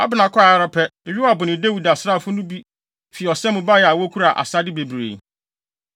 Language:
Akan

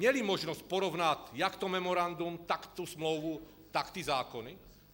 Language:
Czech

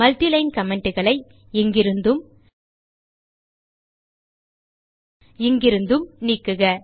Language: Tamil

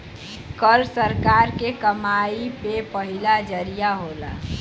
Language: Bhojpuri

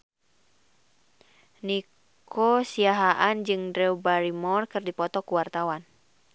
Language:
Sundanese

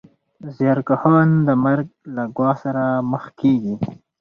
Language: Pashto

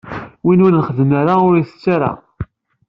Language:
Kabyle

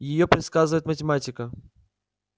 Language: Russian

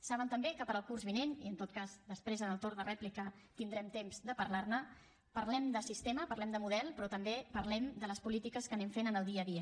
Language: Catalan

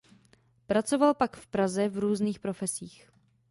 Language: Czech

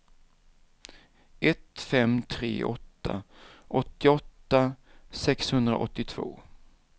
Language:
Swedish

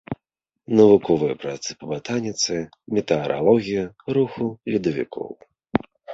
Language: Belarusian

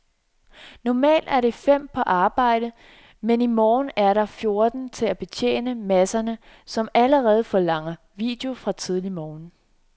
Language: Danish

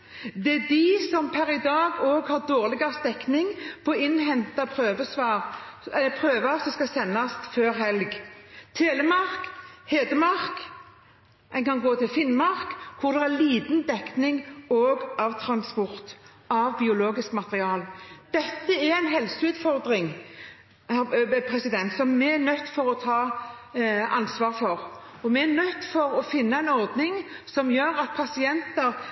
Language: Norwegian Bokmål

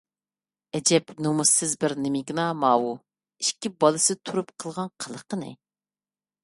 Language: Uyghur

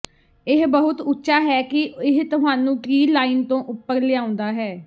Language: Punjabi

